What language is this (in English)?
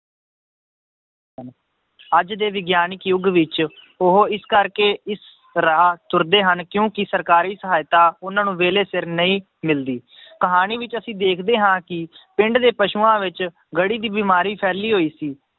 Punjabi